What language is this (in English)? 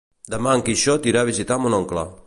Catalan